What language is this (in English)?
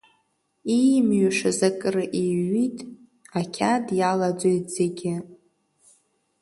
Abkhazian